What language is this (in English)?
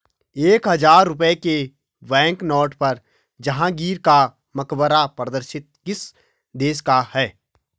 Hindi